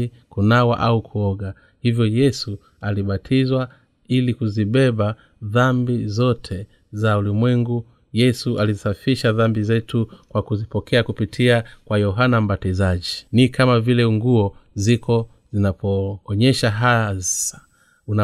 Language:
Swahili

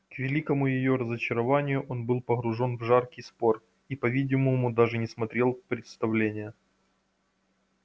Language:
Russian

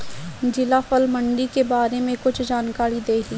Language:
Bhojpuri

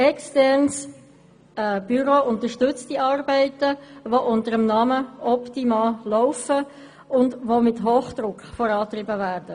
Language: Swiss German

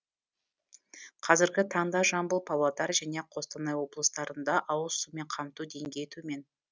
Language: Kazakh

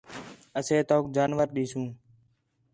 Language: Khetrani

